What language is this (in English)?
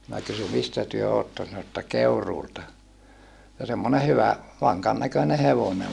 Finnish